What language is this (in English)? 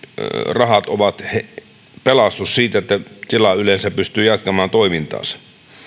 Finnish